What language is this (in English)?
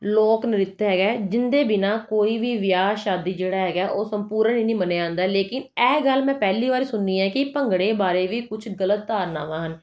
Punjabi